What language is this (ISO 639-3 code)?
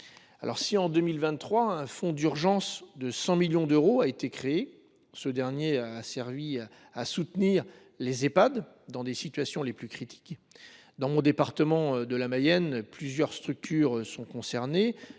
fra